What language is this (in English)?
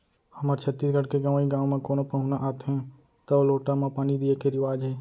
Chhattisgarhi